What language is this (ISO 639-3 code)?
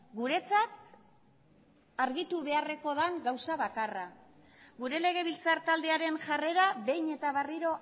eus